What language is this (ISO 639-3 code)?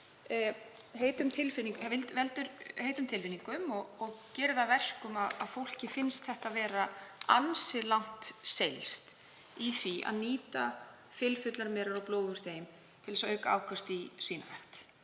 isl